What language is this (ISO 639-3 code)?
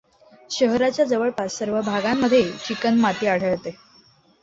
mar